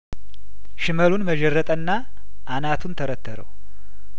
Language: Amharic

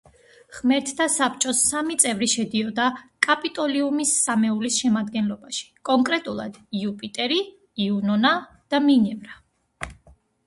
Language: Georgian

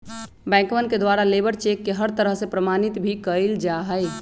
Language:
Magahi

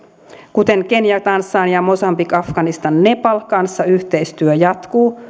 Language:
Finnish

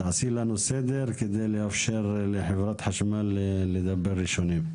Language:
Hebrew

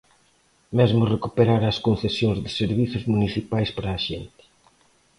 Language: Galician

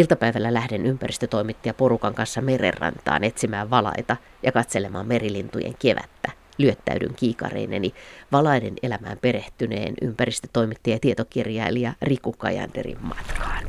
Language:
Finnish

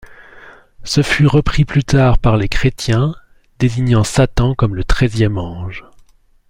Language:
French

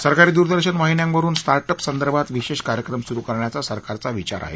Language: Marathi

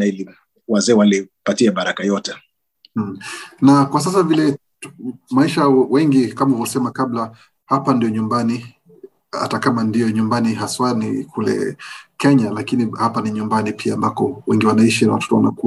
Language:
Swahili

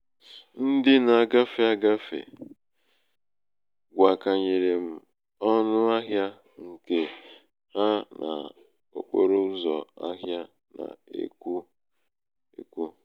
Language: Igbo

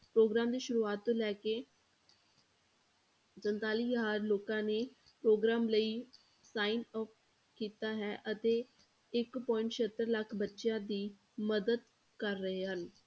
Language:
Punjabi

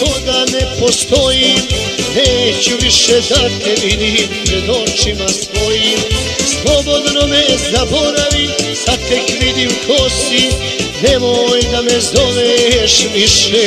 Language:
Romanian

